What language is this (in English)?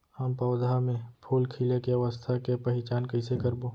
Chhattisgarhi